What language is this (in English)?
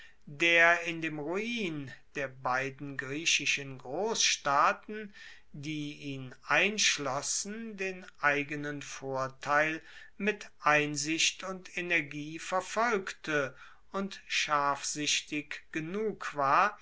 German